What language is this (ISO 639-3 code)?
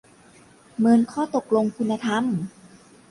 tha